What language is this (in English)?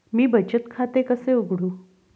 Marathi